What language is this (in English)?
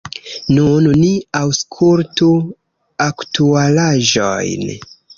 Esperanto